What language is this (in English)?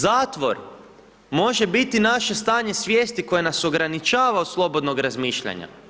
Croatian